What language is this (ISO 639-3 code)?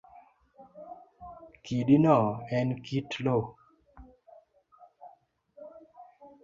luo